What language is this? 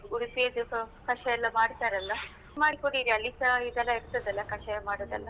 Kannada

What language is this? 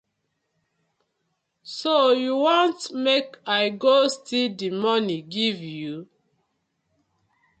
Nigerian Pidgin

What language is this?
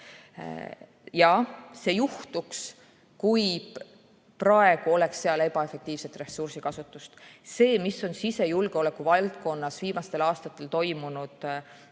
Estonian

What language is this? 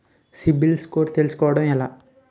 Telugu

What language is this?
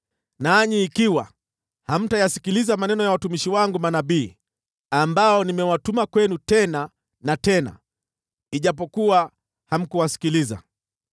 Swahili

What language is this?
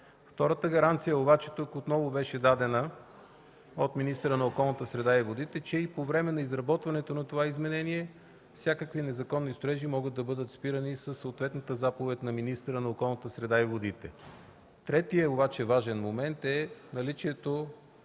Bulgarian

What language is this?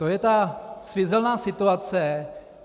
Czech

